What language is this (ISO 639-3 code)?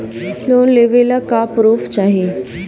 bho